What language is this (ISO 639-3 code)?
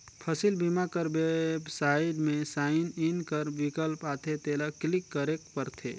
hne